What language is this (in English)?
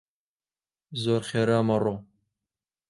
Central Kurdish